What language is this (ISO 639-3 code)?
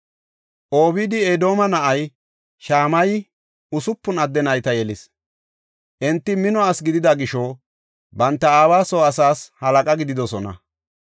gof